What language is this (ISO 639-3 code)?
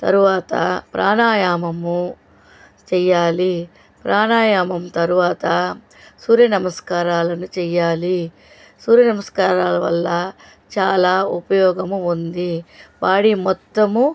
tel